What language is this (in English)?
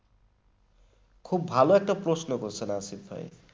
Bangla